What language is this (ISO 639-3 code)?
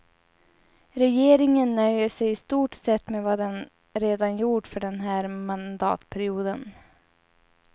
swe